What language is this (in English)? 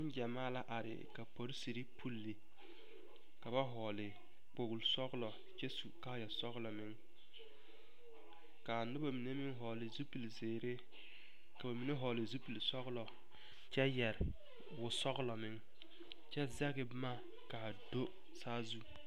Southern Dagaare